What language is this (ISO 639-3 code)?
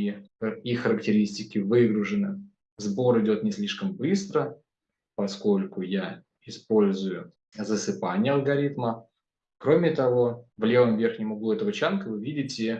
rus